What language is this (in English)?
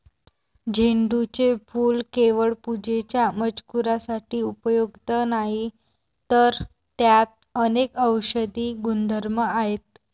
Marathi